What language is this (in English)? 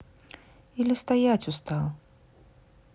Russian